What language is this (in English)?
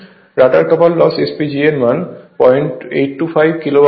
Bangla